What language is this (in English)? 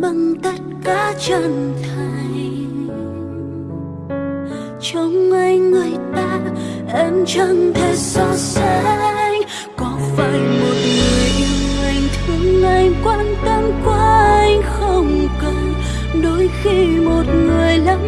Vietnamese